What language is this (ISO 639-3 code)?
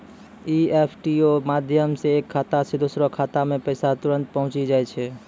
mai